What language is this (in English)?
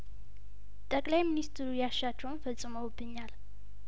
Amharic